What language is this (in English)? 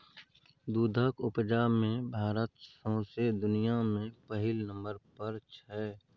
Maithili